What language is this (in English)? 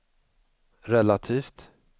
Swedish